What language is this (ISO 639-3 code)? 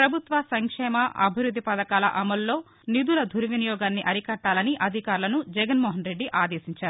tel